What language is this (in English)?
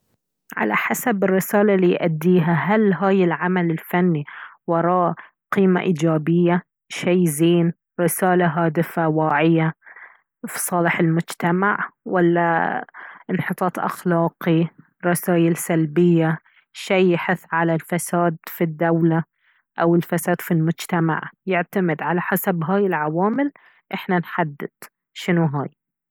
Baharna Arabic